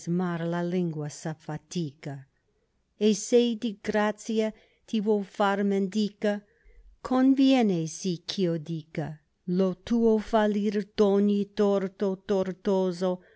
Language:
Italian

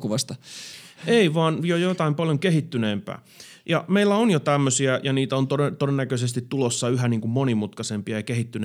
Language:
Finnish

